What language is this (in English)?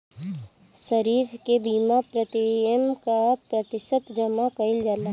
Bhojpuri